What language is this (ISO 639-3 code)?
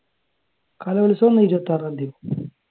mal